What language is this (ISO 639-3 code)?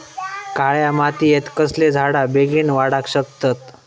mar